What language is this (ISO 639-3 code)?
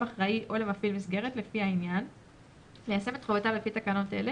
heb